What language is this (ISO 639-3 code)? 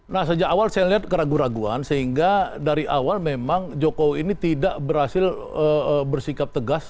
ind